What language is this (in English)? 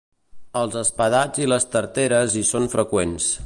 Catalan